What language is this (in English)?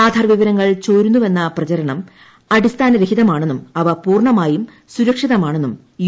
Malayalam